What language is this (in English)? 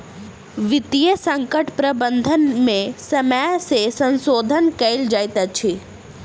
Maithili